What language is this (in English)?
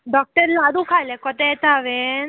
Konkani